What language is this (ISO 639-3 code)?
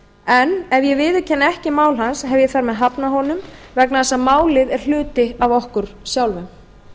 isl